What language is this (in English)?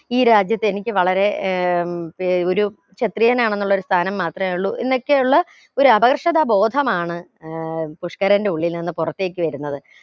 Malayalam